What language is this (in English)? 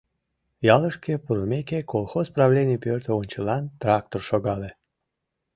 Mari